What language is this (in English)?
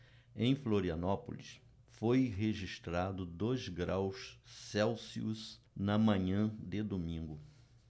Portuguese